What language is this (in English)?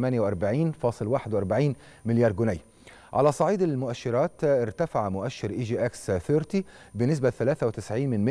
Arabic